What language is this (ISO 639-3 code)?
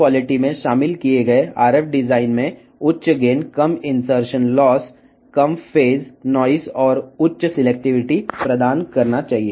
tel